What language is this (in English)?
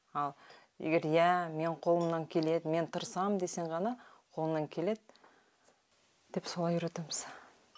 Kazakh